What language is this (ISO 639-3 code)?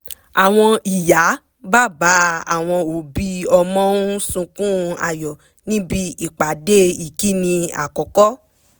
yor